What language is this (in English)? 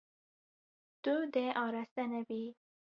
Kurdish